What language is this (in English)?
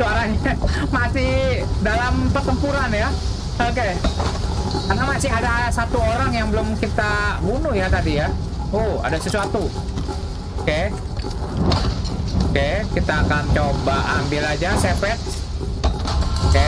Indonesian